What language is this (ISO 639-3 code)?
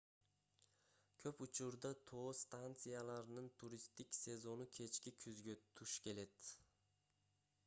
kir